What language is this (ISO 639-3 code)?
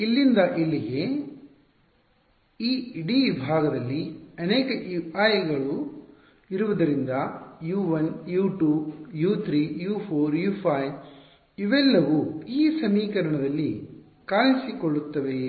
kan